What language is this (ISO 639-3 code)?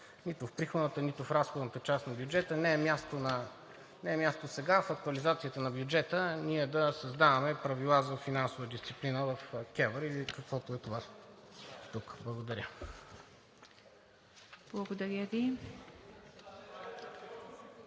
bul